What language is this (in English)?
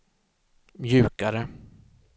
Swedish